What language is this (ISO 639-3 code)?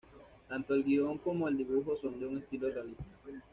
spa